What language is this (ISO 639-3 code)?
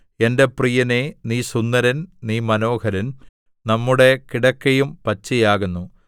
mal